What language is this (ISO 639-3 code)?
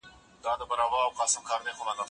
pus